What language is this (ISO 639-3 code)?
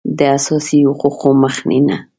pus